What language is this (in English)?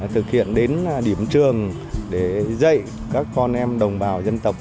Vietnamese